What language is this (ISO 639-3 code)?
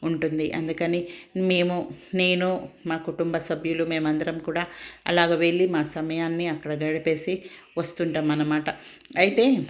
tel